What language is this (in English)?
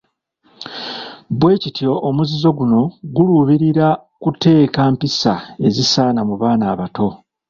Ganda